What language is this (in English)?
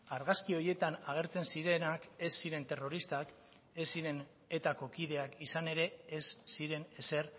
Basque